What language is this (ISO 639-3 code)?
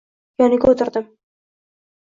uzb